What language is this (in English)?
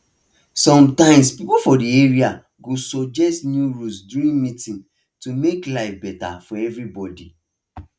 Nigerian Pidgin